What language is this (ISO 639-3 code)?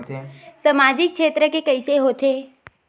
hne